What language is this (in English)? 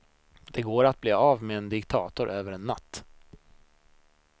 Swedish